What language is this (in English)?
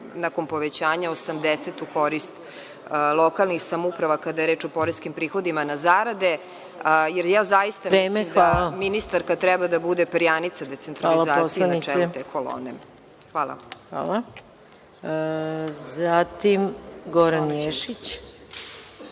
Serbian